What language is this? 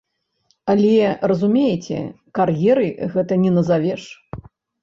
Belarusian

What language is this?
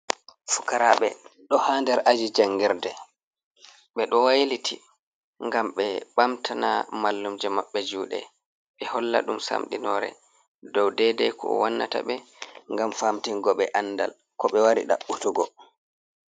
Fula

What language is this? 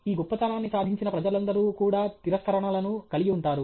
Telugu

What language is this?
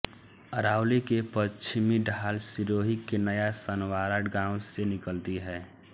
Hindi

